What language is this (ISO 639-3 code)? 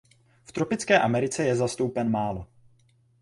ces